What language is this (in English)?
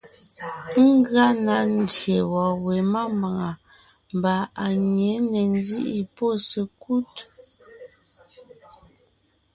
Ngiemboon